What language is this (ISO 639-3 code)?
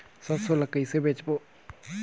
hne